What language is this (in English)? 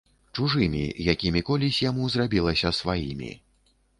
Belarusian